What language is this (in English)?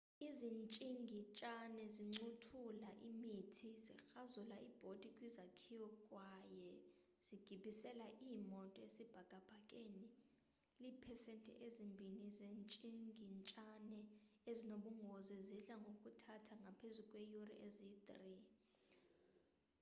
Xhosa